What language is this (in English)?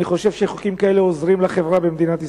Hebrew